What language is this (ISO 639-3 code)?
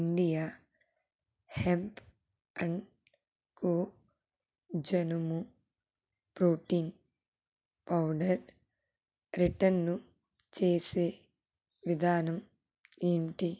tel